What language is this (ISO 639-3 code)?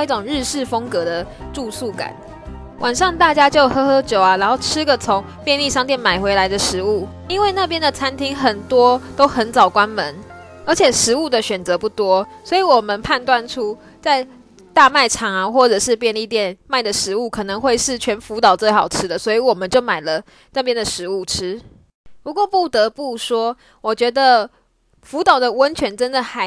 zho